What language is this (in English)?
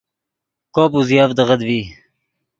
Yidgha